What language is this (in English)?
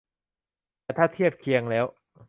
Thai